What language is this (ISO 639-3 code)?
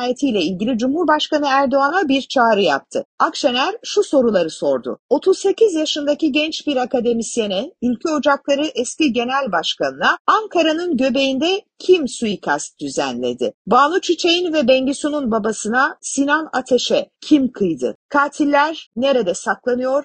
tur